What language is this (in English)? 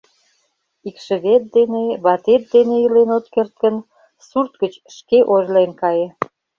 Mari